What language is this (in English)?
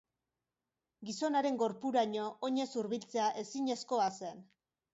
Basque